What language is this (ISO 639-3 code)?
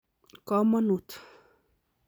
kln